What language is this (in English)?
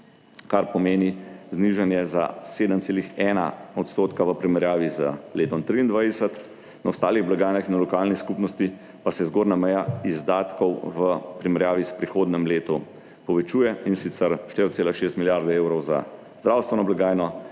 Slovenian